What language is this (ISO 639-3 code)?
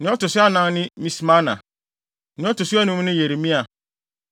aka